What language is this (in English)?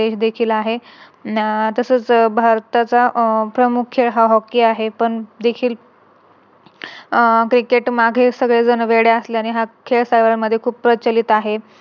Marathi